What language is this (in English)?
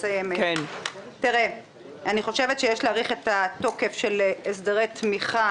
Hebrew